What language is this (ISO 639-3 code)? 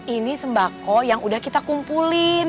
ind